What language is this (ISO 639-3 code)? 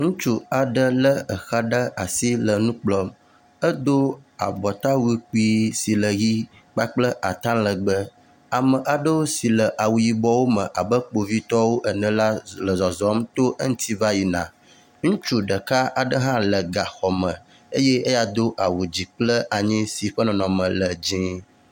ewe